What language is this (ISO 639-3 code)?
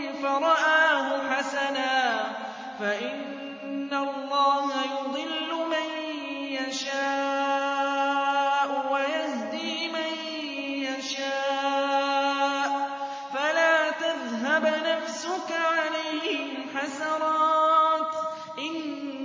ara